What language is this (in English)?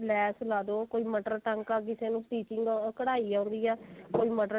Punjabi